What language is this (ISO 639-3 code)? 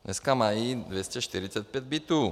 ces